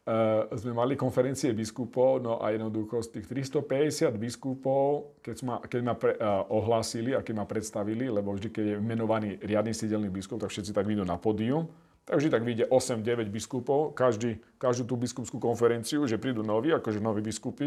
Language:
Slovak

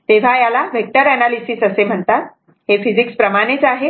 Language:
Marathi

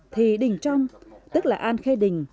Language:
Vietnamese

